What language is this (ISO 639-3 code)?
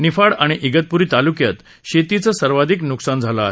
mar